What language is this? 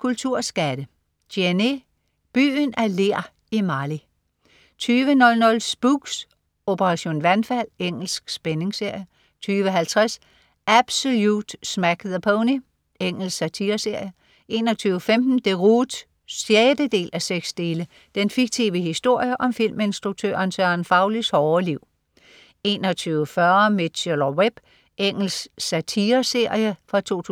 Danish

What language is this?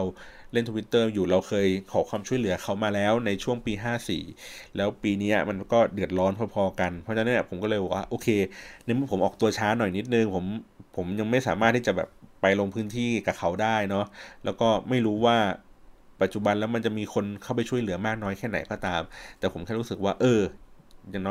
Thai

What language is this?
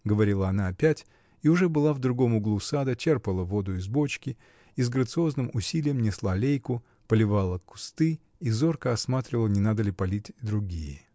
Russian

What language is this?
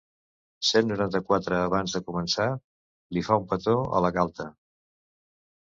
Catalan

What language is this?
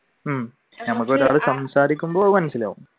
Malayalam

